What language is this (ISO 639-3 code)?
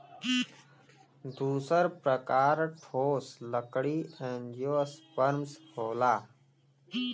bho